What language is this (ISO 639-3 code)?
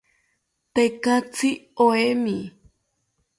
cpy